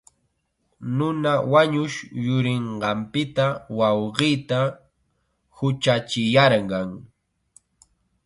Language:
Chiquián Ancash Quechua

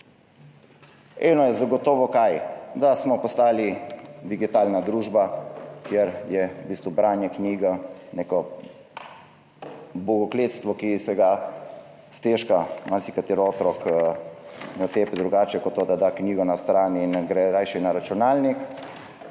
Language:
Slovenian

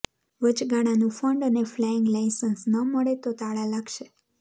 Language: Gujarati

